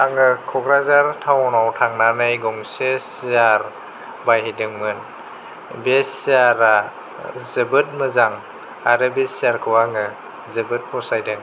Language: Bodo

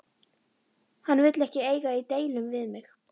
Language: Icelandic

